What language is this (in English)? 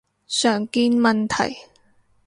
Cantonese